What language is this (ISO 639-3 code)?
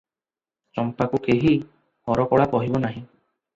ori